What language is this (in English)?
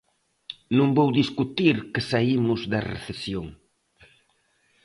Galician